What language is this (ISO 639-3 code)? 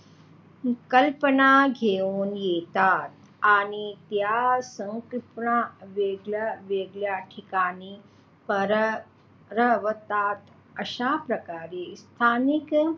mar